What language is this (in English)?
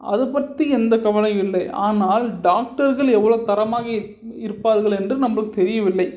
Tamil